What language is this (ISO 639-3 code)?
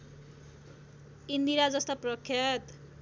nep